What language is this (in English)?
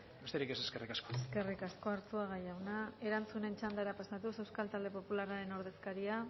Basque